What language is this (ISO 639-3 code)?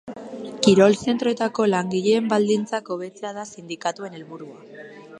eus